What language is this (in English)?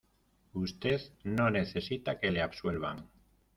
Spanish